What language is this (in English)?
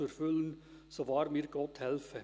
Swiss German